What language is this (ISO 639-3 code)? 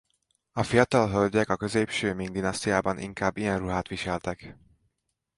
hun